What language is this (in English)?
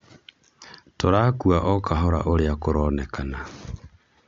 Kikuyu